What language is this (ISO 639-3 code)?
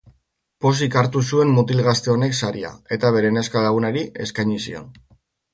eus